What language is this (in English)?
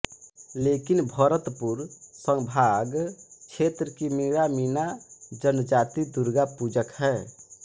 Hindi